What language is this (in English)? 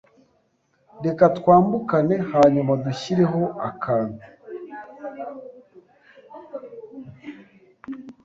Kinyarwanda